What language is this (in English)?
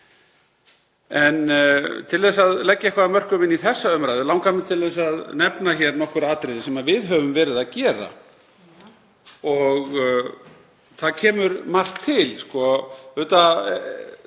Icelandic